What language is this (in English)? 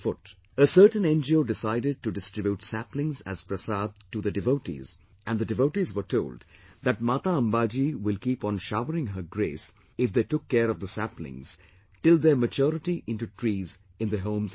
English